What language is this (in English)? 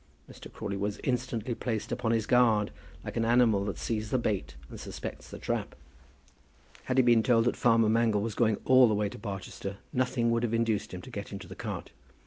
English